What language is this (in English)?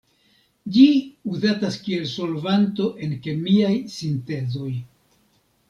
Esperanto